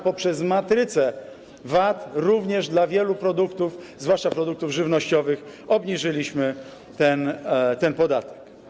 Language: Polish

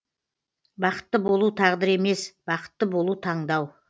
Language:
Kazakh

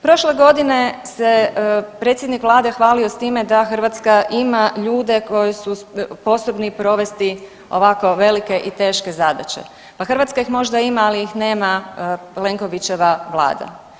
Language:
Croatian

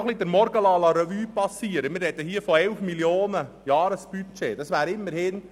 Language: Swiss German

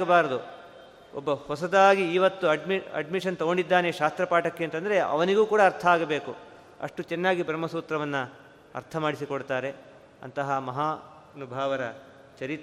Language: Kannada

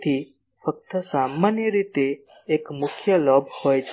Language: Gujarati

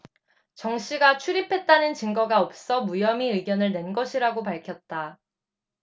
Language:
Korean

